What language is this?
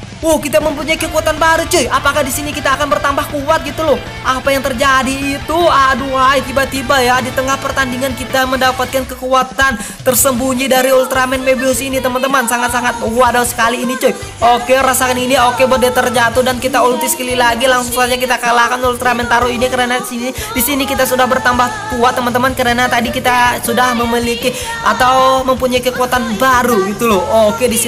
Indonesian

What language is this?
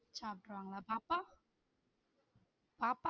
Tamil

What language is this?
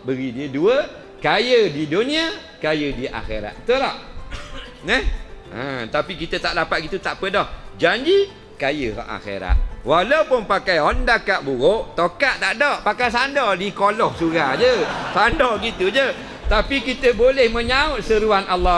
Malay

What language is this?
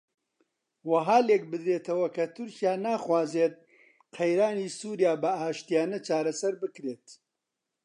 Central Kurdish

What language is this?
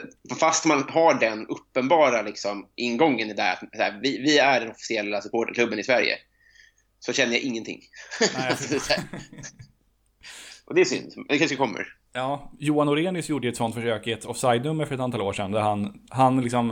Swedish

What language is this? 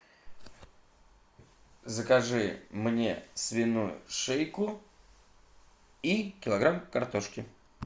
Russian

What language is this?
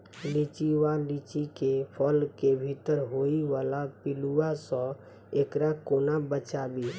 Maithili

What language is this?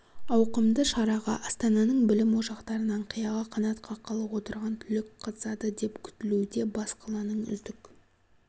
Kazakh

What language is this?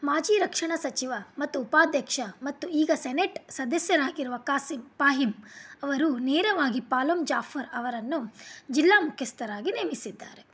Kannada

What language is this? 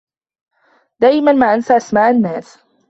Arabic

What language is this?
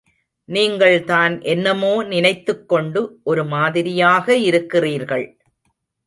Tamil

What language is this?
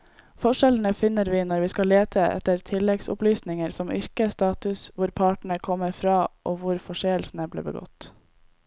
Norwegian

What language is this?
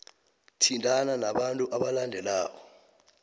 South Ndebele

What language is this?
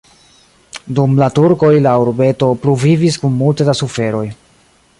Esperanto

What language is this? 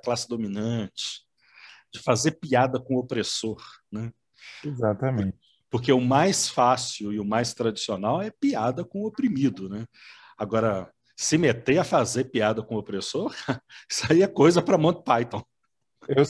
Portuguese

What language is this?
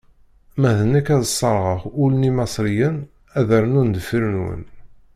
Kabyle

